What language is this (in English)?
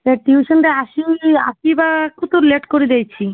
Odia